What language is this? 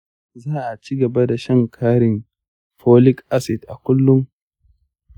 Hausa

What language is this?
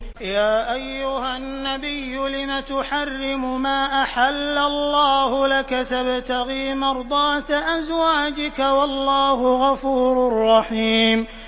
Arabic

